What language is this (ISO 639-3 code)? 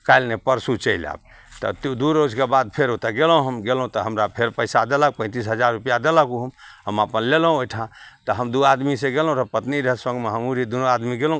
mai